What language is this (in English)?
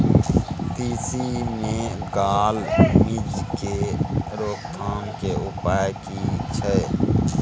Maithili